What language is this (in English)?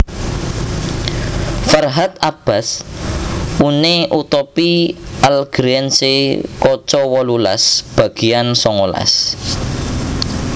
Javanese